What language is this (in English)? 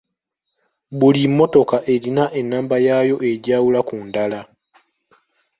Ganda